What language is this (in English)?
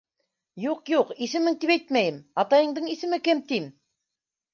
Bashkir